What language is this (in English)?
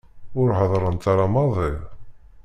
Kabyle